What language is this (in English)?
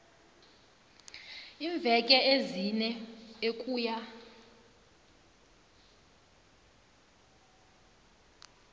South Ndebele